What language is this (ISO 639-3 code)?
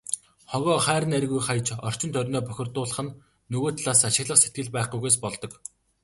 mon